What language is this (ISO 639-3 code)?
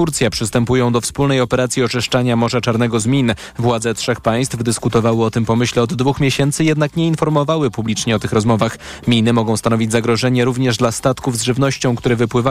pol